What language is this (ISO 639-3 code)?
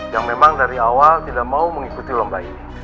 ind